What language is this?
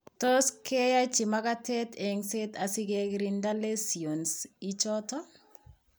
Kalenjin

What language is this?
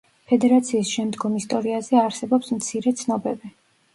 Georgian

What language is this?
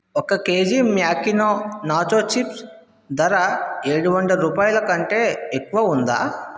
Telugu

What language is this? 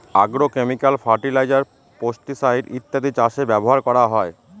Bangla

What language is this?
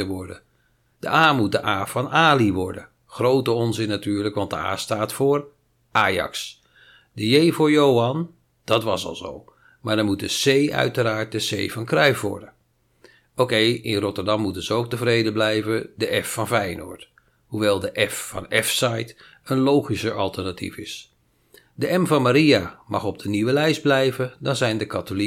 Dutch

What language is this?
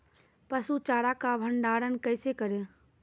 Maithili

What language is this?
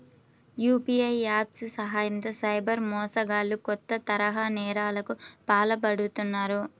Telugu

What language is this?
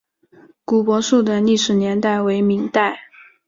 Chinese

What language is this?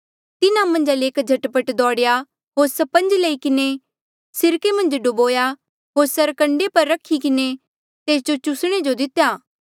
Mandeali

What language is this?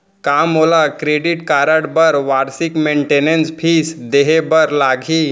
Chhattisgarhi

